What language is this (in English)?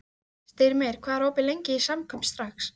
Icelandic